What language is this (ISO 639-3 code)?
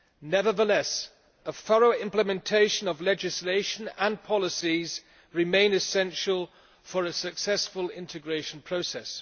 eng